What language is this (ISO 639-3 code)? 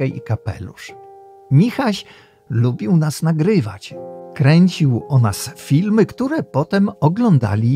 pol